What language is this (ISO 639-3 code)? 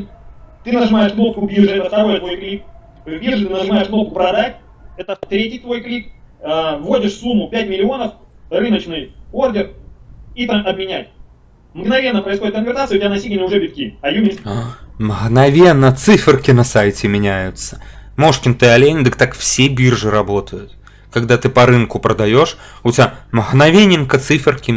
rus